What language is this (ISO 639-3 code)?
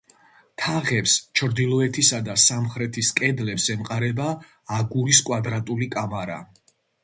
kat